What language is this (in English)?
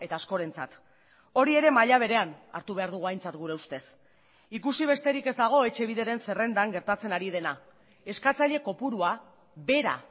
Basque